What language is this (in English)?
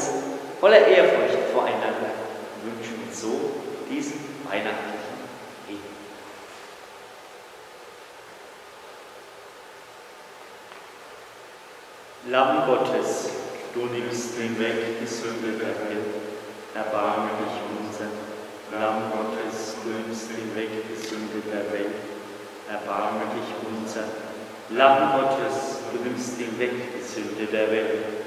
German